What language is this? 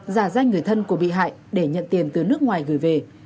Vietnamese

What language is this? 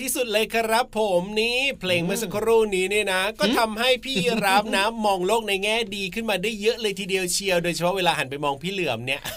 Thai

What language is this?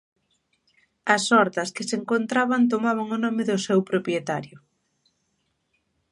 Galician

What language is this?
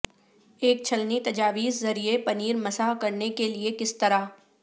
Urdu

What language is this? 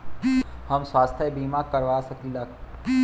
Bhojpuri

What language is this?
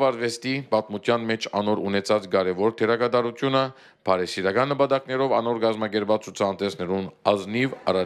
Turkish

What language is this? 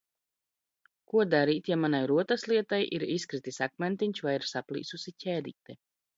Latvian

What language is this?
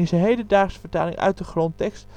Dutch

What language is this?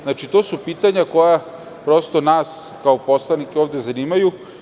Serbian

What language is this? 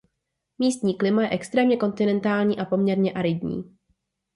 Czech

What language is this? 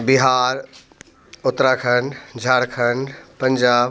Hindi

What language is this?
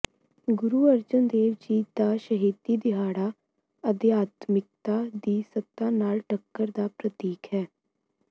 Punjabi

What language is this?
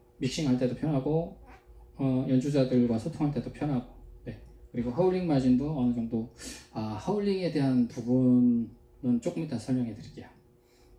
Korean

